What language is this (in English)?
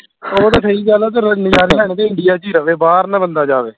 Punjabi